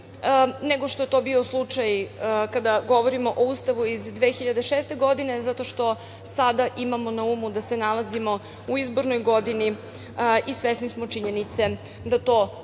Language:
Serbian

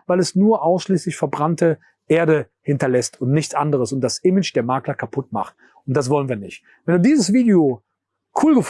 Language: German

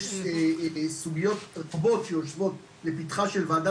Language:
Hebrew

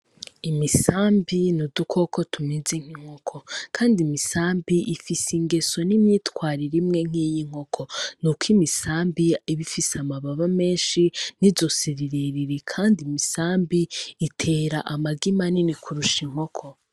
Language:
Rundi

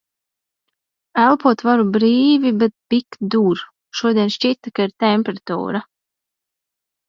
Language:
Latvian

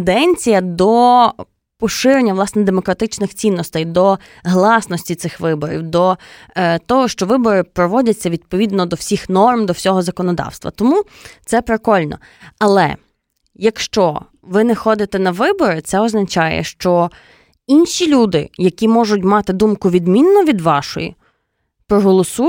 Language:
Ukrainian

